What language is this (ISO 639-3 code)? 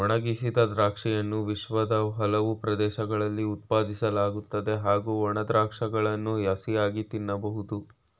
kan